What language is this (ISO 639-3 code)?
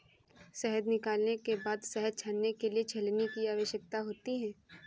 hin